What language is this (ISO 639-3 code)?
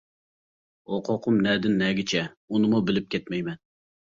uig